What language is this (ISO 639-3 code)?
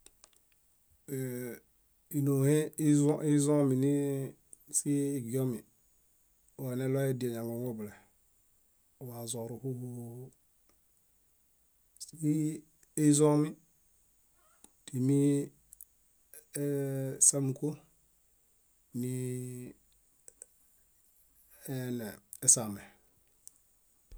bda